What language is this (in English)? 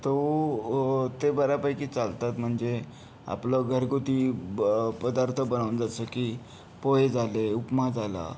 Marathi